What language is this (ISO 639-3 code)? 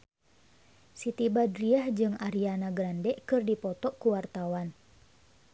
sun